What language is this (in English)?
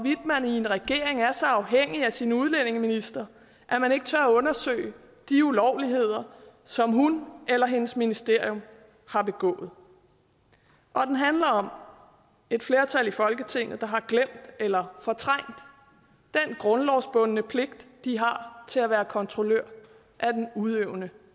Danish